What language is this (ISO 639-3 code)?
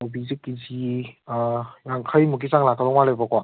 mni